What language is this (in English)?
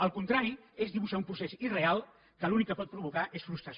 Catalan